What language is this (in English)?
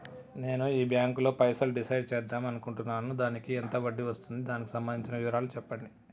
Telugu